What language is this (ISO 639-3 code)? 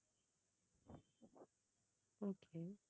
tam